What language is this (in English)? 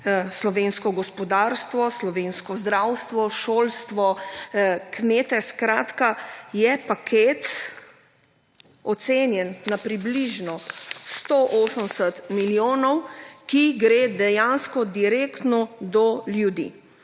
Slovenian